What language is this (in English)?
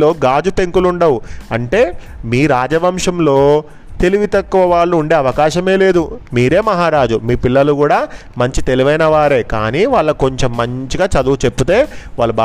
Telugu